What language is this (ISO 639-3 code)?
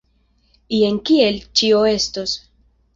epo